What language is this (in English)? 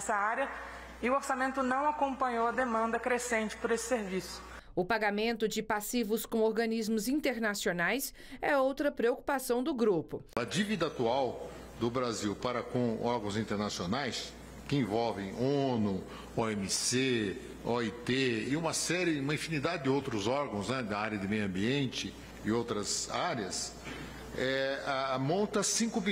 Portuguese